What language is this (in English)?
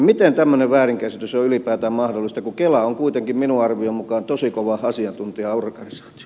Finnish